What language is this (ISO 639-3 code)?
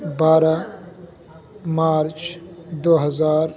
urd